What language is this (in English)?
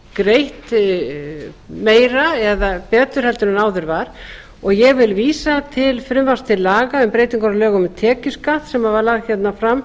Icelandic